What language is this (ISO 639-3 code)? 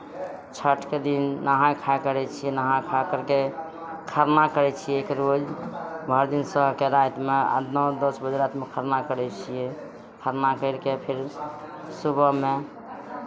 mai